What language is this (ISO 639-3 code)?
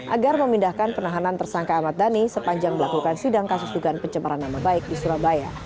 ind